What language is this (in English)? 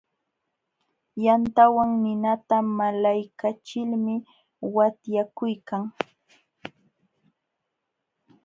Jauja Wanca Quechua